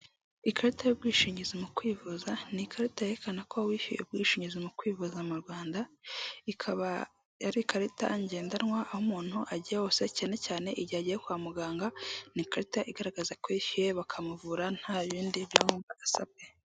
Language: Kinyarwanda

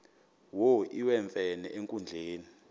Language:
Xhosa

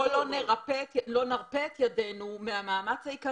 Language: Hebrew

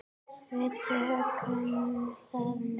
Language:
Icelandic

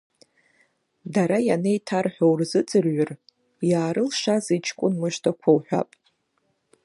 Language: Abkhazian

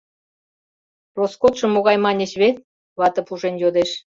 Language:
Mari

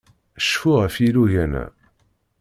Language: Kabyle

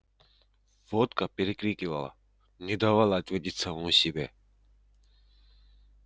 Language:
Russian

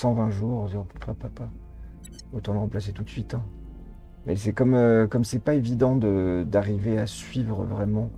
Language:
French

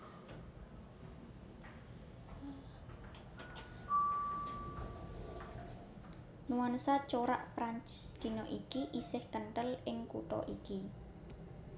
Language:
Javanese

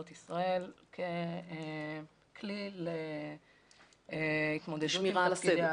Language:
Hebrew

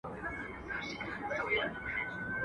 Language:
Pashto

